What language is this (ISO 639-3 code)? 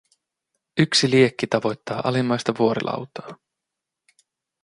fin